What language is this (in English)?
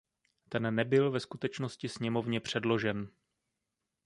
Czech